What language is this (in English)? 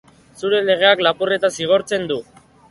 Basque